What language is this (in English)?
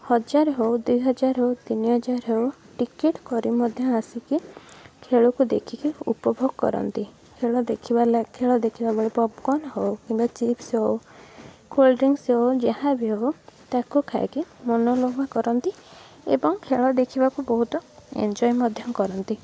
Odia